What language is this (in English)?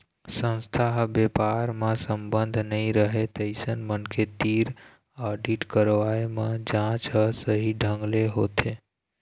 Chhattisgarhi